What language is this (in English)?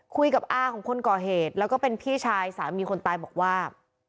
Thai